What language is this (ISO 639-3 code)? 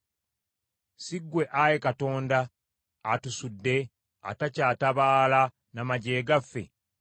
lug